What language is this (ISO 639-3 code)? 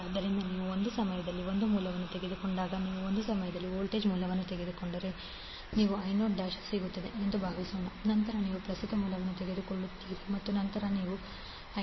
kan